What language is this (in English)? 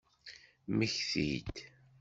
Kabyle